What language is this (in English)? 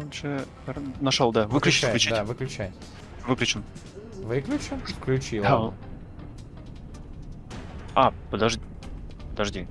Russian